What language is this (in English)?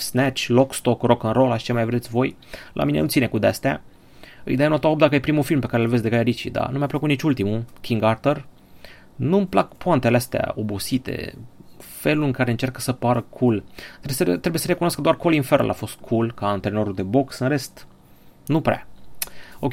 Romanian